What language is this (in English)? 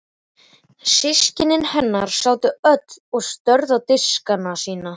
Icelandic